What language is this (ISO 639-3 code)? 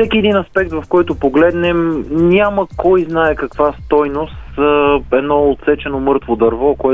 bul